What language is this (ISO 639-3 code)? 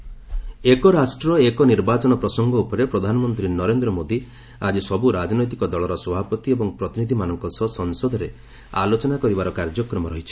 ori